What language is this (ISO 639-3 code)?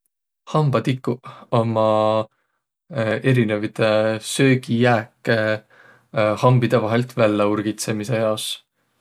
vro